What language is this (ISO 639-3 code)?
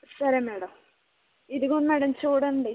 tel